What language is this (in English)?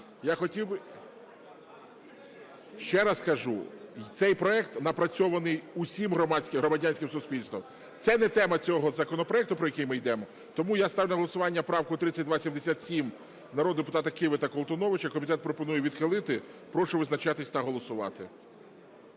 Ukrainian